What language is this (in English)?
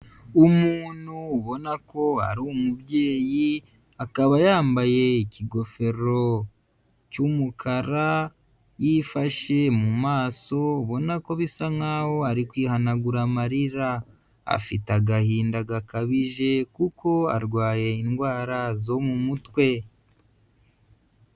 Kinyarwanda